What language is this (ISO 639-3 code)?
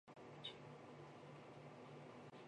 zho